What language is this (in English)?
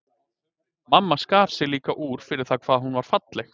Icelandic